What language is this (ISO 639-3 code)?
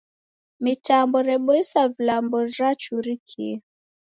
dav